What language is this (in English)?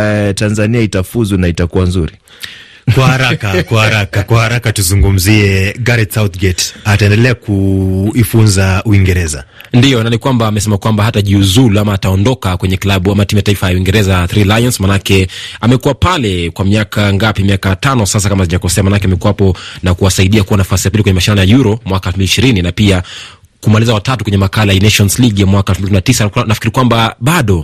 Swahili